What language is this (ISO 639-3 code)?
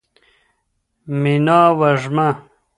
pus